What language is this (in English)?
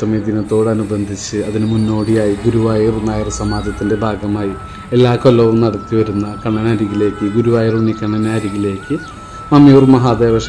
Malayalam